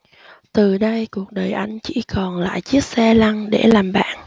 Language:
Vietnamese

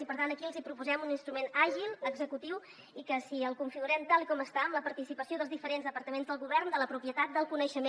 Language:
Catalan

